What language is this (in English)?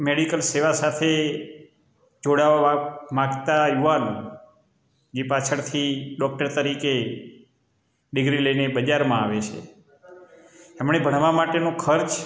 Gujarati